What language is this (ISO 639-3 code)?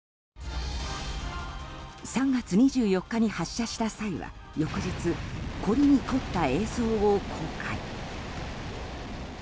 jpn